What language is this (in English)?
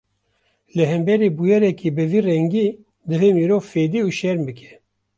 Kurdish